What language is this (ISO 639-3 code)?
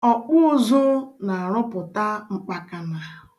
ibo